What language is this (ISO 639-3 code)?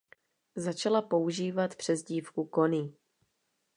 ces